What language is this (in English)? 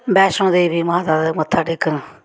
Dogri